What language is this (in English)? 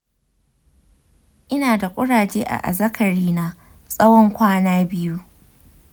Hausa